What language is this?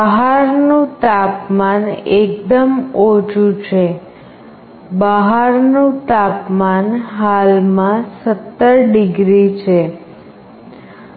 Gujarati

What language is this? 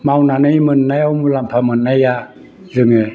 Bodo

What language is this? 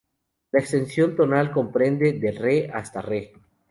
Spanish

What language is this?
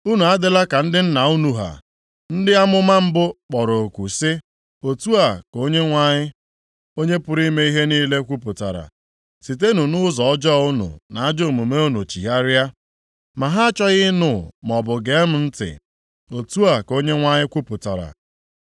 Igbo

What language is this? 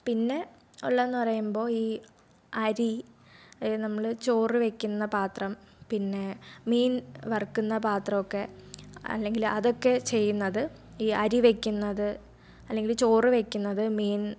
Malayalam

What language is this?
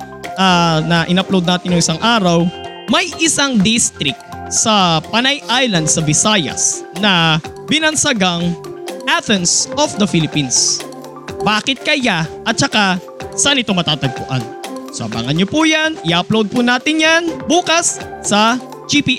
Filipino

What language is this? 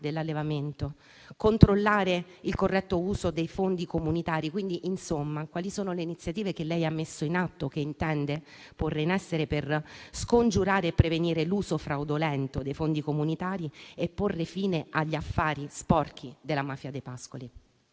Italian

